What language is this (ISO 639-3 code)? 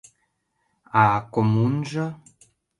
chm